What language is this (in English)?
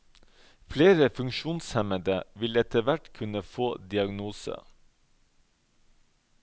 Norwegian